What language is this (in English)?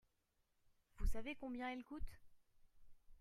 French